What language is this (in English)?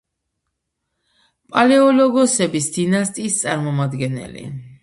Georgian